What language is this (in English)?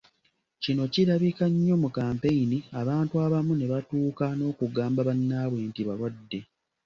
Ganda